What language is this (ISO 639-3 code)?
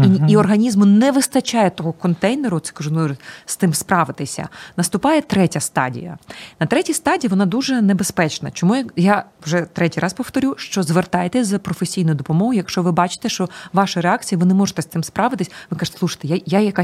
ukr